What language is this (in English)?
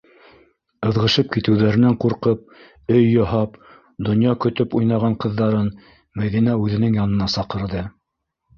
Bashkir